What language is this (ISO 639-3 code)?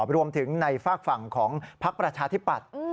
tha